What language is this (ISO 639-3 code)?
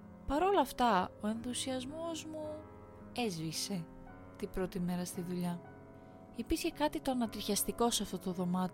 ell